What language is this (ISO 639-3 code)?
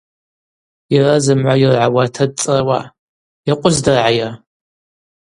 abq